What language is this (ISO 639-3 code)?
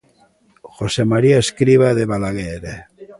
glg